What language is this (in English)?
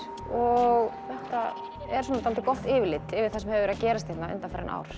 Icelandic